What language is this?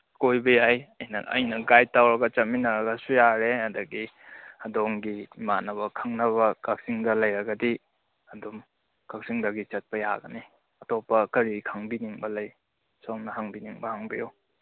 Manipuri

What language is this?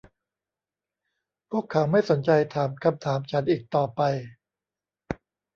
Thai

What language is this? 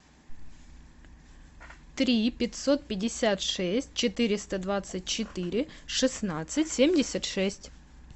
Russian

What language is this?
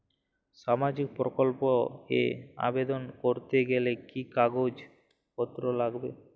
Bangla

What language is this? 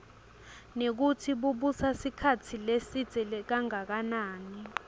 Swati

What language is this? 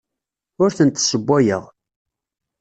Kabyle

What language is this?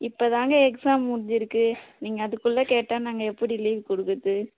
Tamil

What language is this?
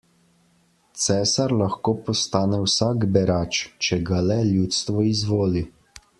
Slovenian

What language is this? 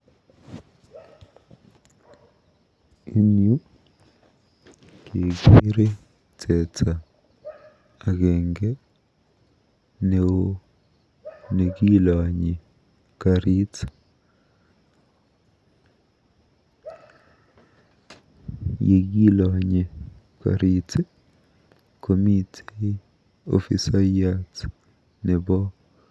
Kalenjin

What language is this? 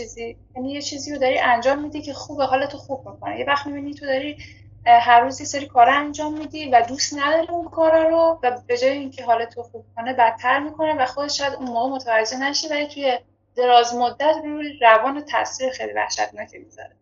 Persian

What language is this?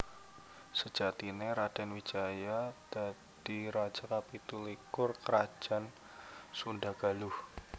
Javanese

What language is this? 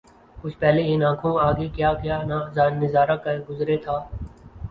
Urdu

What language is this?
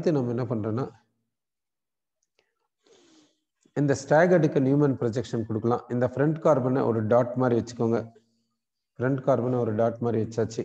Hindi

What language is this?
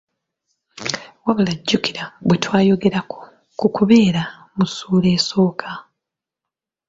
Ganda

